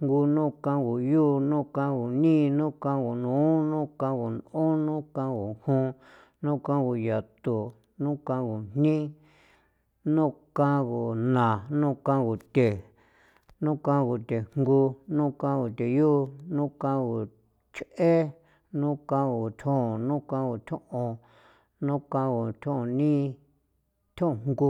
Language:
San Felipe Otlaltepec Popoloca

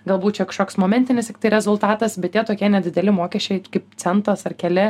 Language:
Lithuanian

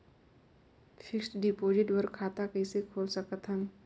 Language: Chhattisgarhi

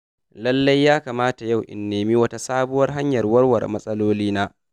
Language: Hausa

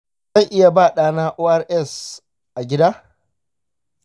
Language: Hausa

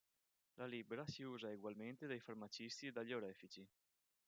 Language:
Italian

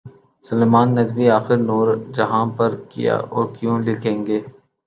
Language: Urdu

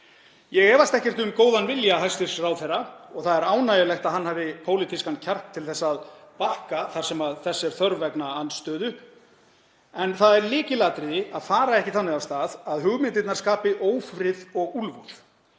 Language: Icelandic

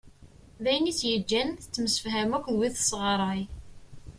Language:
Kabyle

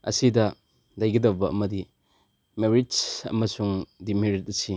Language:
Manipuri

